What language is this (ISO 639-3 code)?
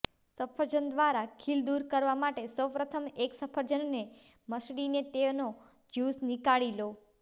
guj